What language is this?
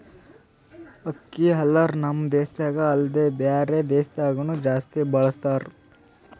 Kannada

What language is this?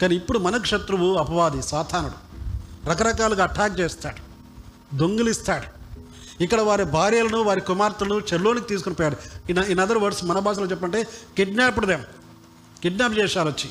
Telugu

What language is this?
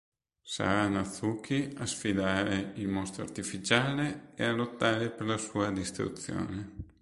Italian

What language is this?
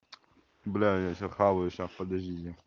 Russian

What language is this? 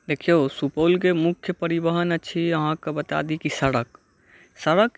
Maithili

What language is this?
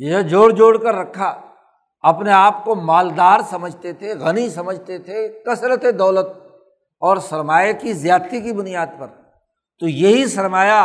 Urdu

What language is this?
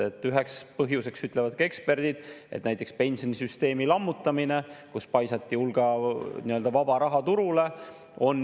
Estonian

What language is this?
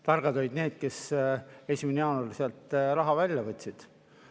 Estonian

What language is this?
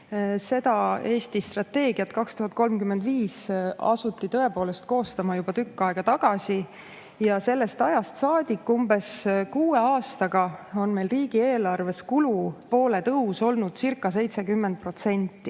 Estonian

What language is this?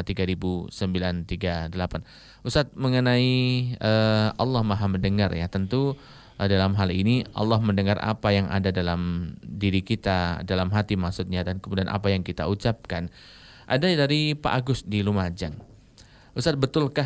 Indonesian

